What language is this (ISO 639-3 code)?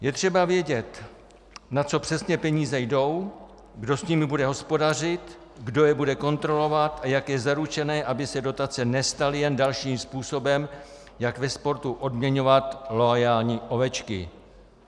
ces